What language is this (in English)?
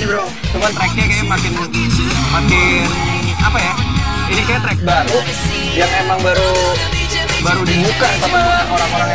Indonesian